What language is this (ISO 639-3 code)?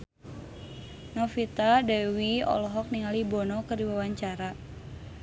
sun